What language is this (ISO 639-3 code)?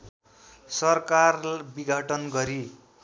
nep